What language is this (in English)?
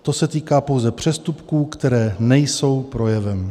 Czech